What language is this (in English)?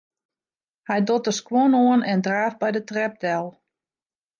Western Frisian